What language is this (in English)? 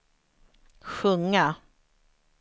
Swedish